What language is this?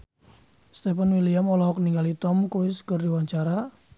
Sundanese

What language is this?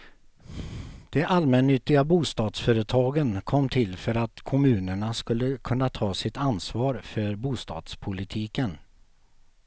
Swedish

